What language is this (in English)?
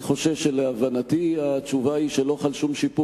Hebrew